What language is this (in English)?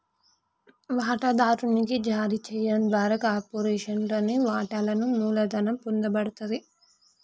Telugu